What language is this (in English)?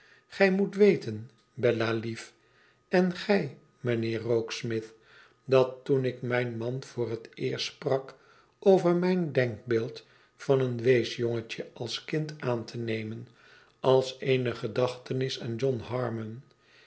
Dutch